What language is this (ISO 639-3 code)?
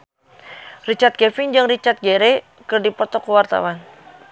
sun